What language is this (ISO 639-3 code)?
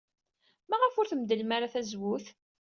kab